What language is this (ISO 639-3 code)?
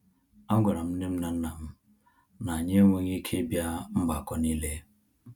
ibo